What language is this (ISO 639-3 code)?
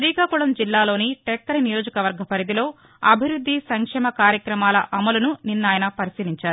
tel